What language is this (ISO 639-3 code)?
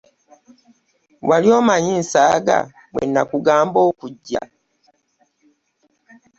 lug